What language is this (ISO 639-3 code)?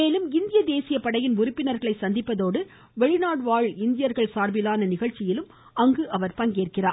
tam